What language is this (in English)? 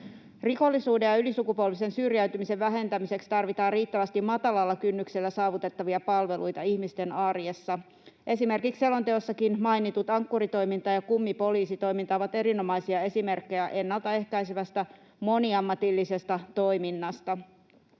Finnish